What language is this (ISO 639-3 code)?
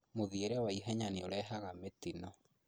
kik